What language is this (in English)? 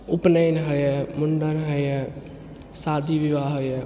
Maithili